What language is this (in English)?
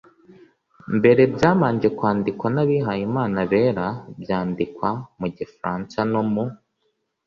Kinyarwanda